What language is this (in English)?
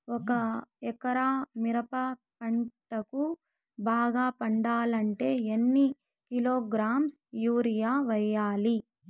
Telugu